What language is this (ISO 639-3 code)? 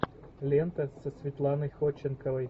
rus